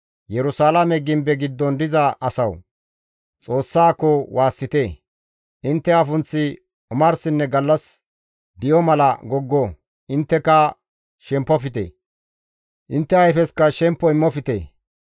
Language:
Gamo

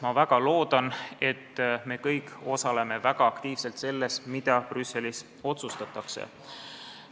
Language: Estonian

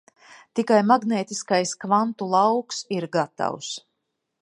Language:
Latvian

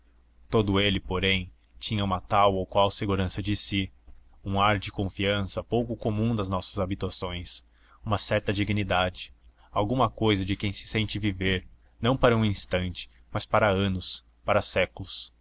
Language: Portuguese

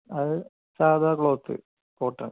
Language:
Malayalam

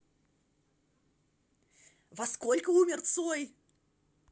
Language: Russian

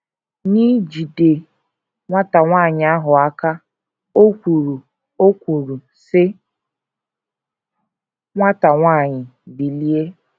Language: Igbo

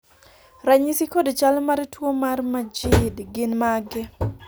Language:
Luo (Kenya and Tanzania)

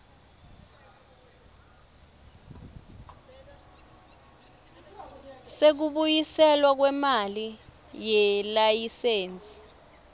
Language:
Swati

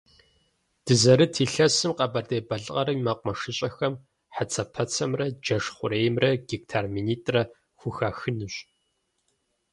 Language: Kabardian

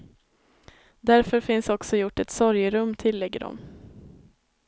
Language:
Swedish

